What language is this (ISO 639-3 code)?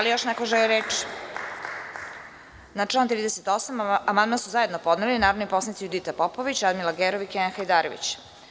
srp